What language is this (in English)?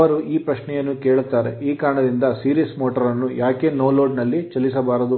Kannada